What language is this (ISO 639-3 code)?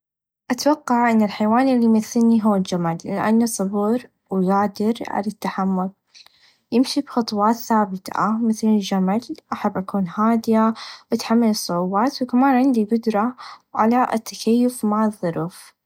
ars